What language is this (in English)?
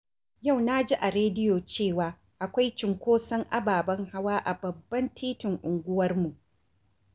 Hausa